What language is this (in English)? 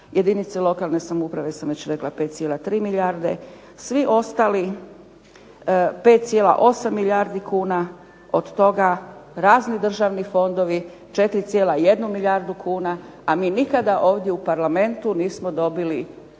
Croatian